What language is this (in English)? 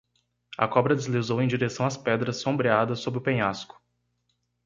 Portuguese